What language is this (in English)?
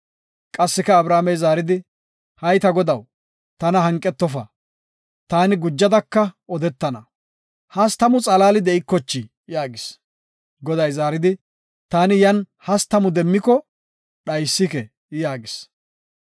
Gofa